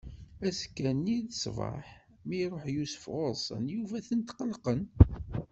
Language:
Kabyle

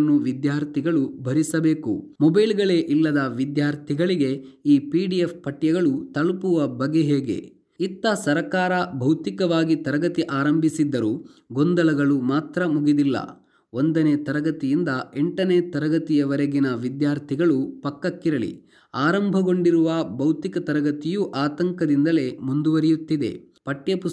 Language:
Kannada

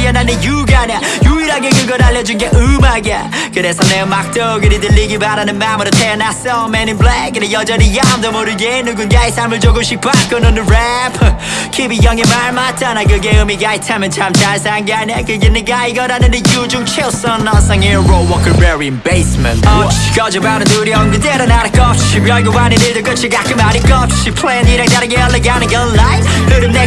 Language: Korean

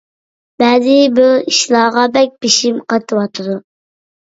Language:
Uyghur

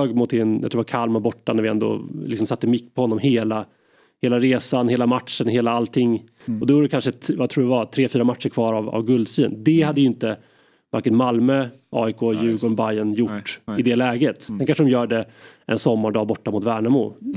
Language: Swedish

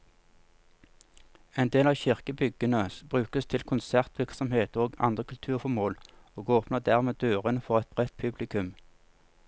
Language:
Norwegian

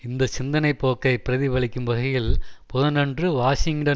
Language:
Tamil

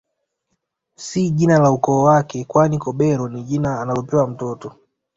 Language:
Swahili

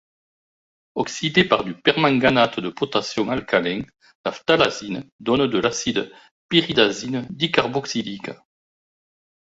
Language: French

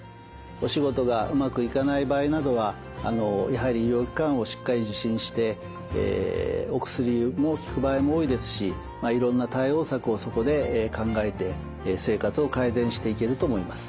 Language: Japanese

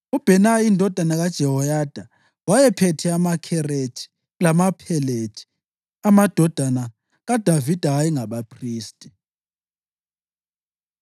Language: North Ndebele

